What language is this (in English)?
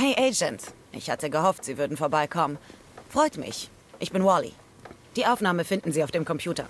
German